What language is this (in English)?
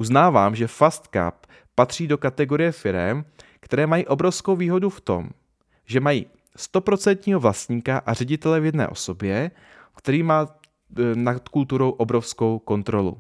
Czech